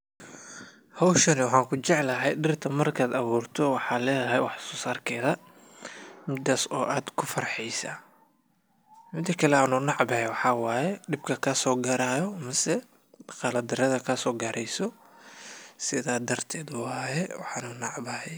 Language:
Somali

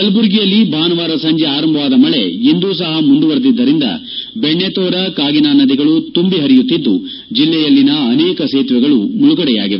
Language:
Kannada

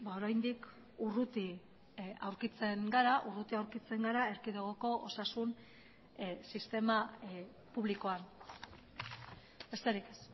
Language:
Basque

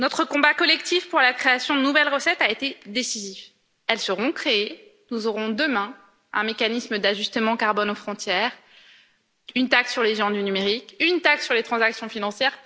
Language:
French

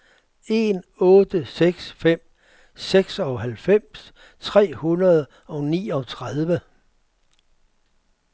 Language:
Danish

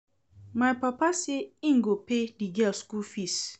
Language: Nigerian Pidgin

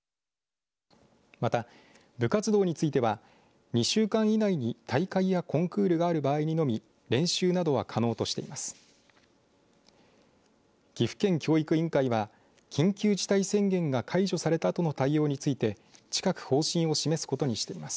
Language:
Japanese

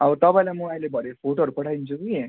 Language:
Nepali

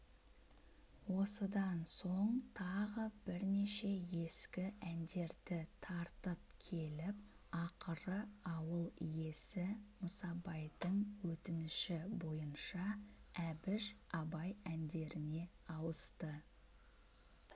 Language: Kazakh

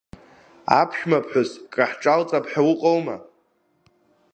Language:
Abkhazian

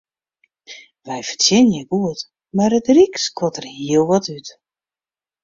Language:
Western Frisian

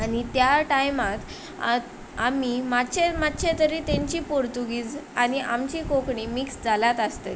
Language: Konkani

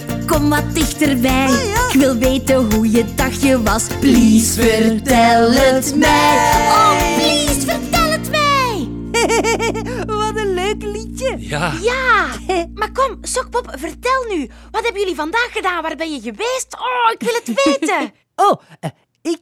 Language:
Dutch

